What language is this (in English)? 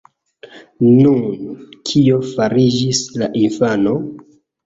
Esperanto